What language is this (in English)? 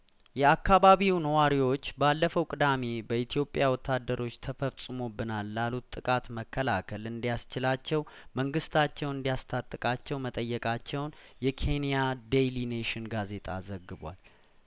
Amharic